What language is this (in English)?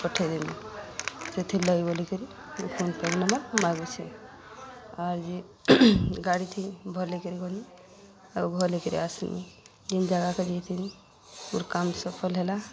Odia